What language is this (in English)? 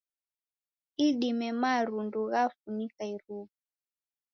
Taita